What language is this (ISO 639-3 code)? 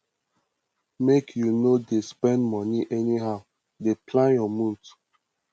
pcm